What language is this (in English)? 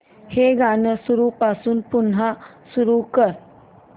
Marathi